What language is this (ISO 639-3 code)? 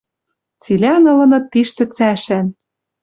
mrj